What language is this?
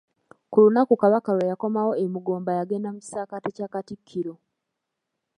Ganda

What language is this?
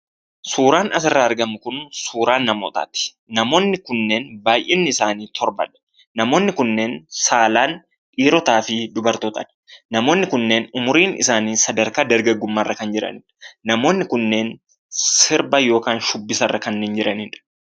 Oromo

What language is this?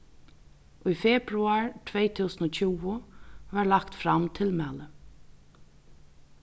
Faroese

